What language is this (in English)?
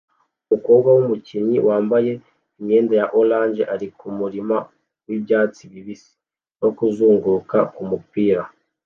Kinyarwanda